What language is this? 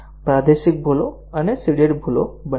Gujarati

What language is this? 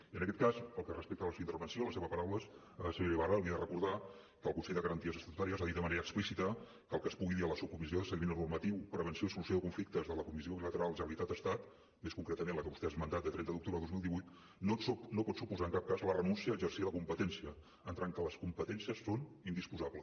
Catalan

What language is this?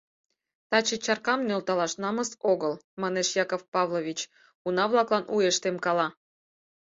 Mari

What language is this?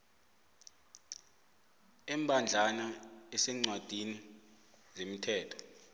South Ndebele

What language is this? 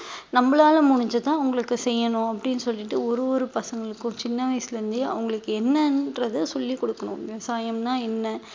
Tamil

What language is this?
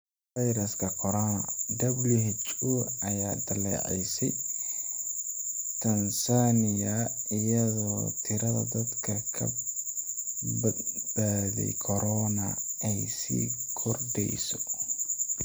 Somali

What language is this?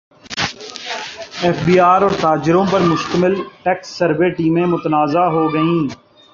Urdu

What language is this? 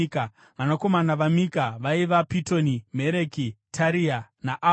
Shona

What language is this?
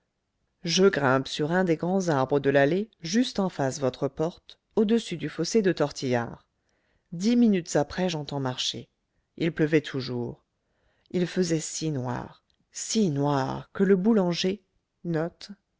French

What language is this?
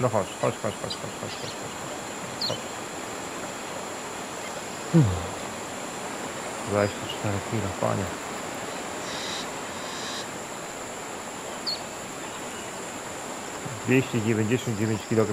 Polish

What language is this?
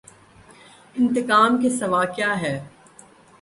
Urdu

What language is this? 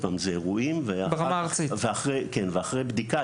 Hebrew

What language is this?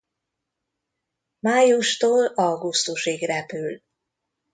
Hungarian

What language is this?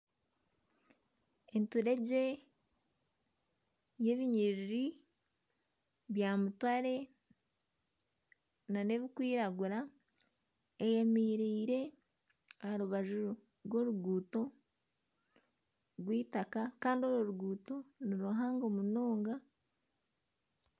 Nyankole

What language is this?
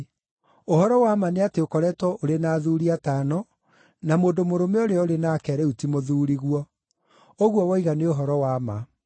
Kikuyu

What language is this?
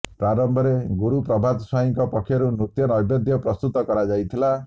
Odia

